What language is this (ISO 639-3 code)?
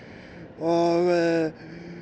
isl